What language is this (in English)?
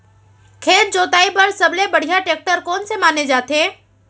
Chhattisgarhi